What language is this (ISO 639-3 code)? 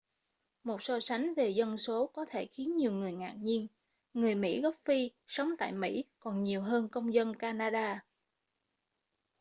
vie